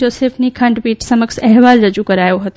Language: Gujarati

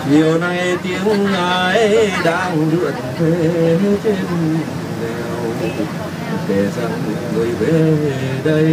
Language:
Vietnamese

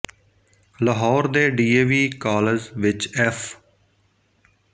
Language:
Punjabi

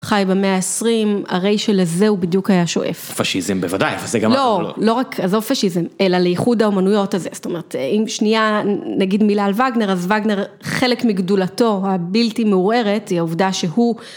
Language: Hebrew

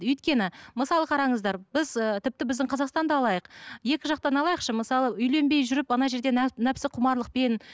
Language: Kazakh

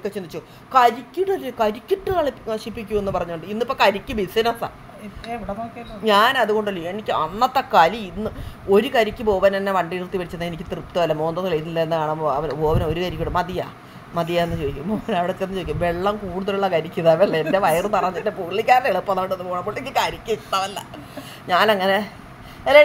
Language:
Malayalam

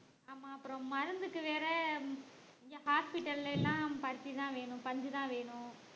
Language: Tamil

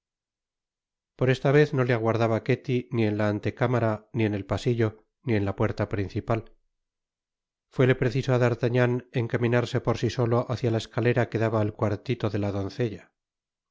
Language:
Spanish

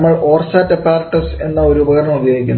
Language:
Malayalam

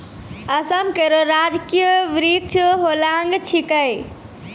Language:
Maithili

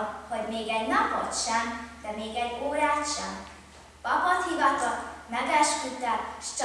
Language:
Hungarian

